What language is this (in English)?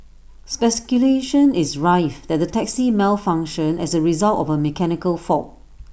English